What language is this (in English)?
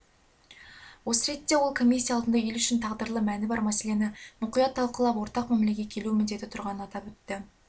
Kazakh